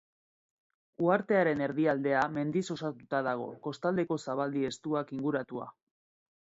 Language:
Basque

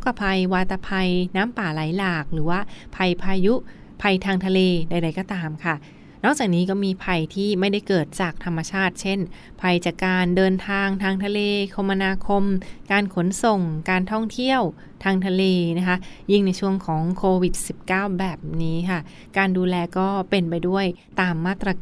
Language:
Thai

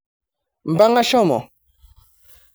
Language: Masai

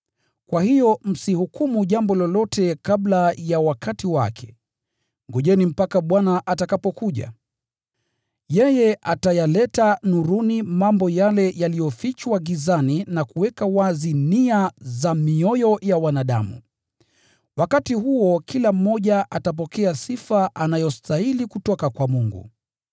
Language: Swahili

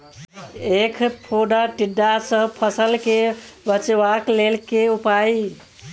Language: Maithili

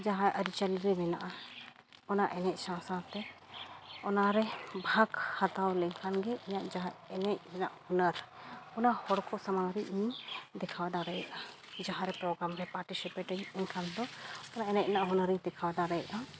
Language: Santali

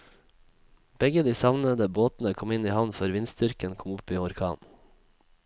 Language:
Norwegian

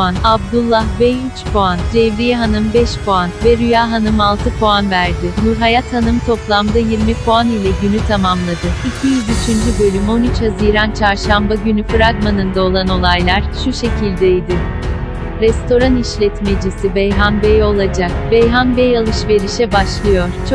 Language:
Turkish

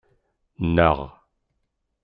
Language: Kabyle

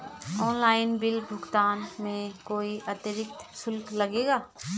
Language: Hindi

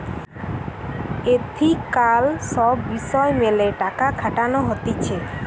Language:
Bangla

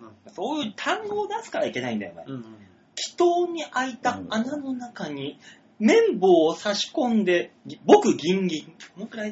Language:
Japanese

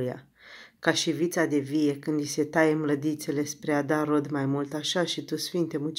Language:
Romanian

